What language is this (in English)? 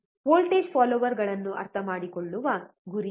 Kannada